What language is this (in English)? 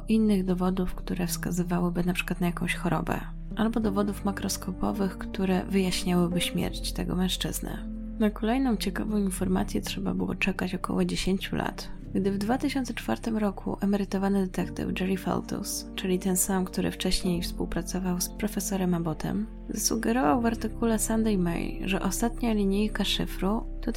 Polish